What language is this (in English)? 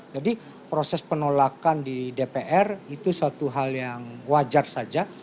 Indonesian